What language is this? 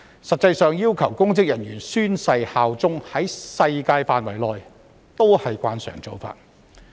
Cantonese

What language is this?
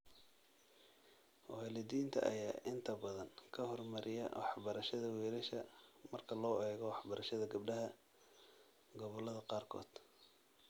Somali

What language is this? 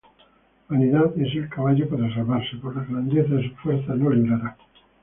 Spanish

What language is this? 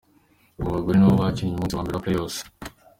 Kinyarwanda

